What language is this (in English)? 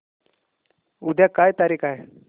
Marathi